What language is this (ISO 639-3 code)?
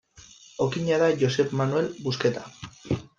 eus